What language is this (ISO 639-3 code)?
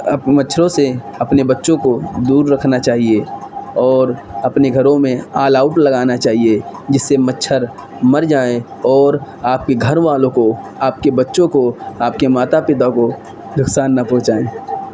urd